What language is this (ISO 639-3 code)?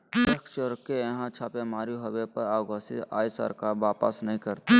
mag